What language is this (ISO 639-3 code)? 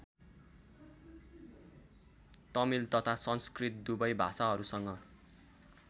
nep